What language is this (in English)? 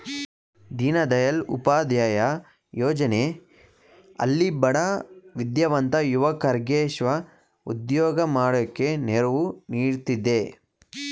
Kannada